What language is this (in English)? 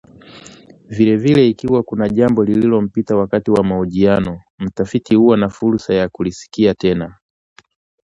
Swahili